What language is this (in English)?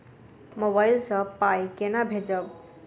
Maithili